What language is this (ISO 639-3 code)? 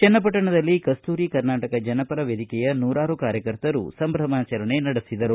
kan